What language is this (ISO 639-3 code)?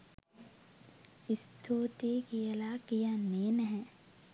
sin